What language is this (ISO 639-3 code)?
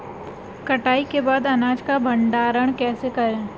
hin